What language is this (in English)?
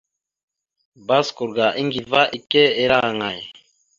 Mada (Cameroon)